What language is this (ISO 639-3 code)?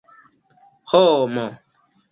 epo